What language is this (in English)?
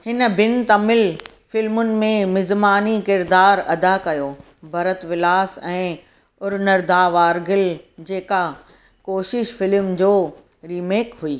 Sindhi